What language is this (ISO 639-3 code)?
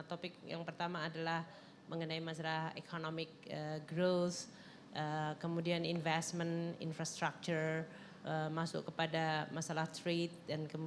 ind